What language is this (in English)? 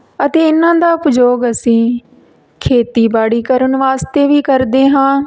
Punjabi